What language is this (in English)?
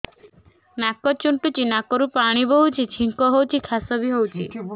Odia